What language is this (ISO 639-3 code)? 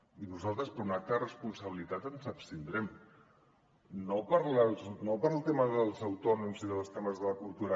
cat